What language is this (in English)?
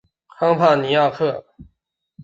Chinese